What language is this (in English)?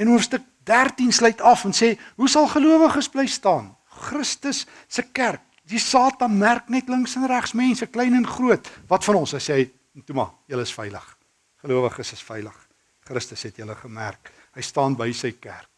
Dutch